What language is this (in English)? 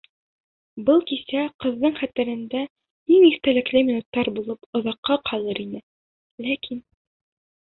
Bashkir